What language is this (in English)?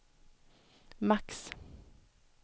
Swedish